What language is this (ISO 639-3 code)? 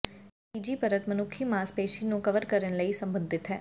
pan